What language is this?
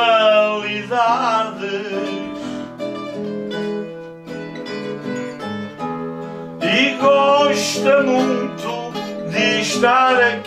Portuguese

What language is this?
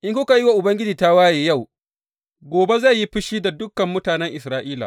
Hausa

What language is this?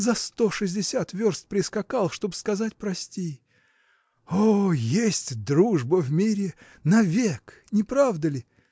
Russian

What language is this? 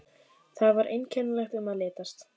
Icelandic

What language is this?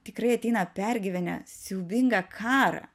Lithuanian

